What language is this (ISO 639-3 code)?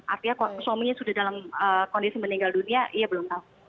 ind